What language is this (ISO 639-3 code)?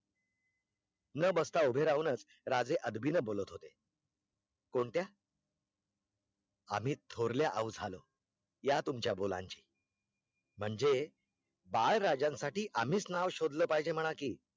mar